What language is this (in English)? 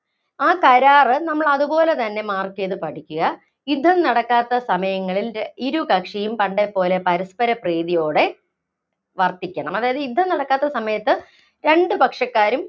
Malayalam